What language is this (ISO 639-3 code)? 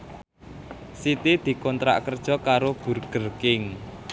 jav